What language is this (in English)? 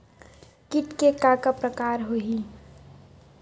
Chhattisgarhi